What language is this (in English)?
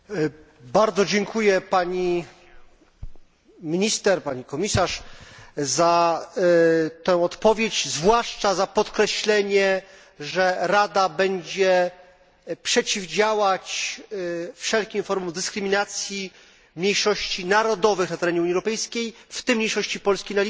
Polish